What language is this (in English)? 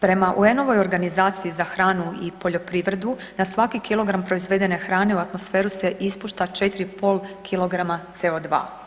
Croatian